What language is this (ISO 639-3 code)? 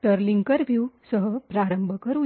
mar